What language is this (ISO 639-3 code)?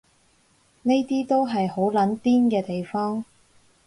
yue